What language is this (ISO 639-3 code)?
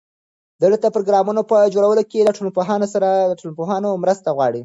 pus